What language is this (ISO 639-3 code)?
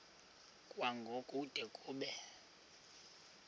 xho